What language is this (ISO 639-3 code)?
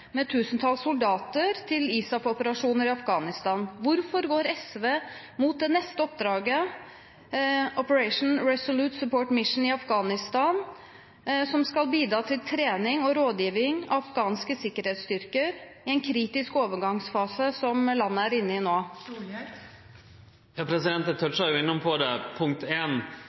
nor